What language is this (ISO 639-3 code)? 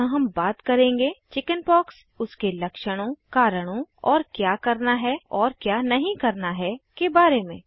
hin